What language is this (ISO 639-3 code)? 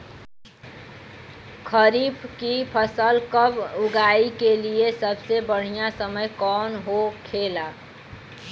bho